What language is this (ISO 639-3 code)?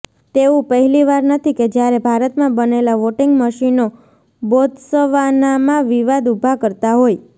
guj